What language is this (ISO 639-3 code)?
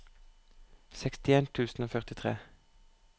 nor